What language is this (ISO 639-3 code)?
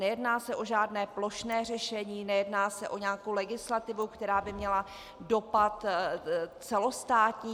ces